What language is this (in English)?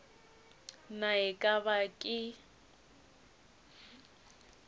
Northern Sotho